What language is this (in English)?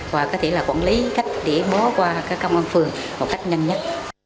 Vietnamese